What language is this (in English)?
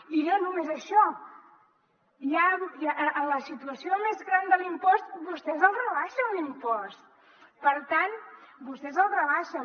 Catalan